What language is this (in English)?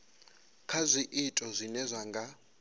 Venda